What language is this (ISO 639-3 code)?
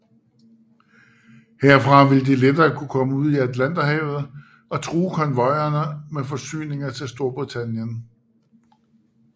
dan